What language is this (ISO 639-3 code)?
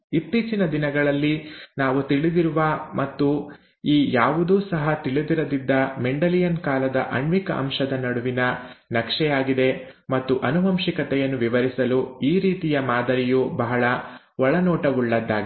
kan